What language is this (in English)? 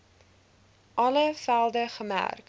Afrikaans